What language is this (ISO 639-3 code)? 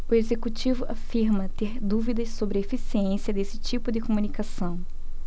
por